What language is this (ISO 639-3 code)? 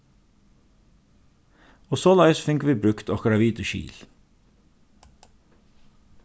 fao